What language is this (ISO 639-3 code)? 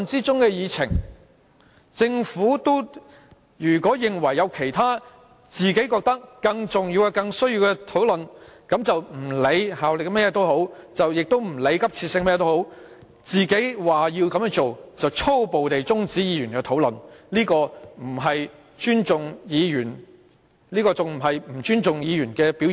yue